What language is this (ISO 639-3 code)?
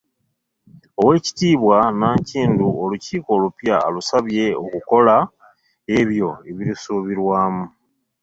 lug